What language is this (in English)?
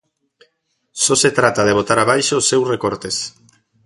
Galician